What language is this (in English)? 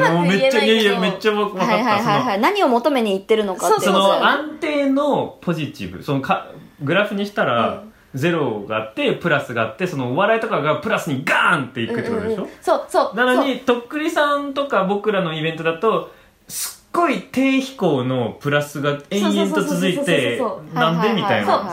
Japanese